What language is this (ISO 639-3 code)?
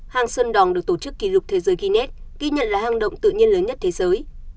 vie